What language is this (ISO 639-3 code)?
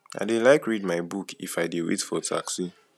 pcm